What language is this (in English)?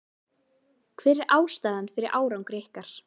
Icelandic